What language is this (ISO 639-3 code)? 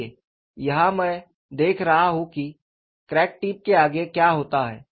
hin